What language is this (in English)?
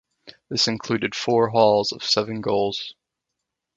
English